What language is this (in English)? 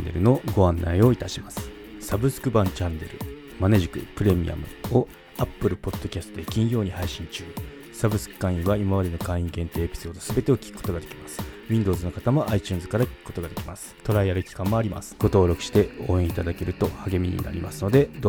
Japanese